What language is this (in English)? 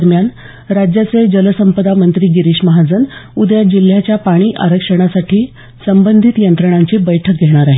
Marathi